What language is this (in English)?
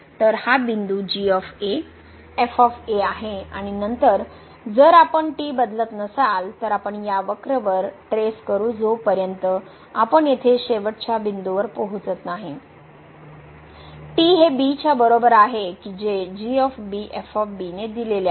Marathi